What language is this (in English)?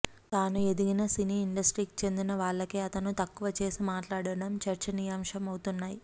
Telugu